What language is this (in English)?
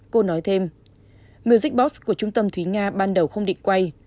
Vietnamese